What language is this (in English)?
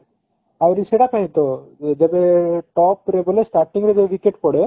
Odia